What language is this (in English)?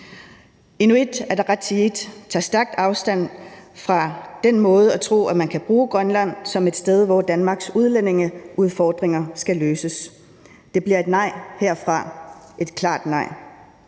Danish